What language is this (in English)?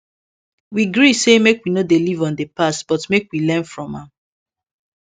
Nigerian Pidgin